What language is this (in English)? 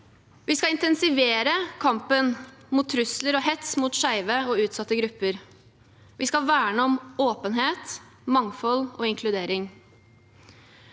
Norwegian